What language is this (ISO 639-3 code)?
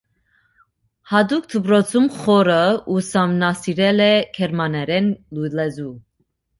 hye